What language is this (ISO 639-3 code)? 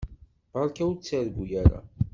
kab